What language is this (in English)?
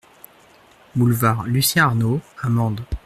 French